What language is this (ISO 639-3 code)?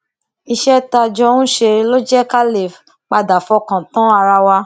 yor